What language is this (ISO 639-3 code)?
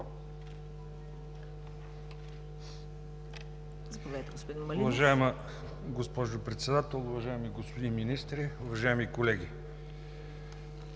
bul